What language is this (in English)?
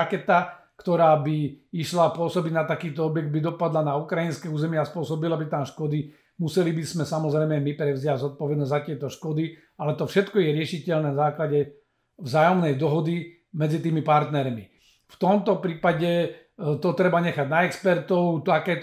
Slovak